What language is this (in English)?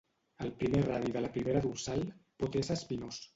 Catalan